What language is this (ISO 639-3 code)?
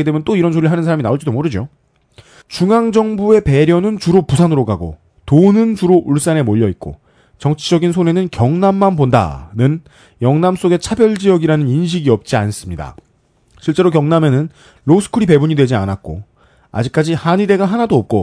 kor